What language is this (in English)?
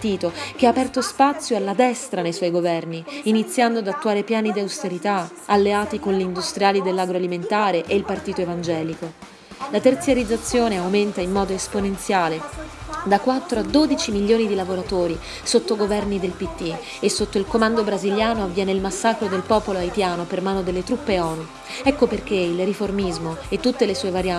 Italian